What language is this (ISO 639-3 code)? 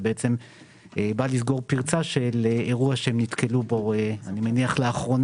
heb